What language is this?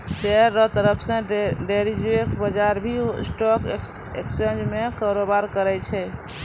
Maithili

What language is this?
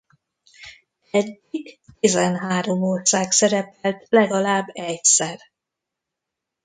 Hungarian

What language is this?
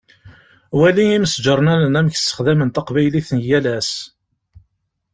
Kabyle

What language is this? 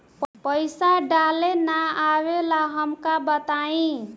Bhojpuri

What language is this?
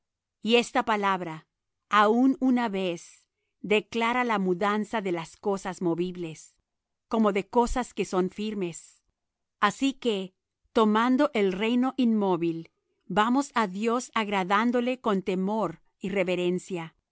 Spanish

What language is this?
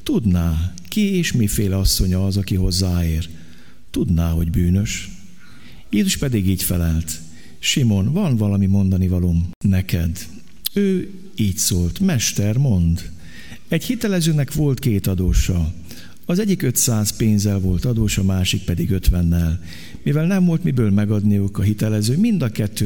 Hungarian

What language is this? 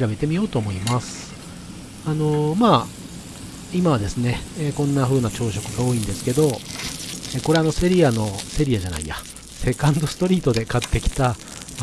Japanese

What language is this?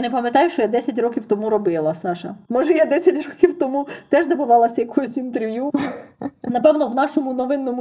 Ukrainian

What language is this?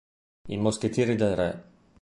Italian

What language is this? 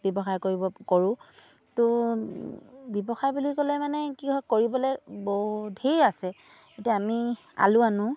Assamese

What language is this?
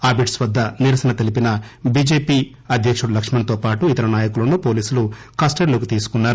Telugu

